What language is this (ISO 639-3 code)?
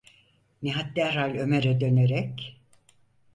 tur